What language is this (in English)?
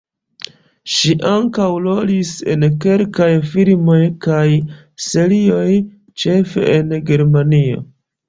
Esperanto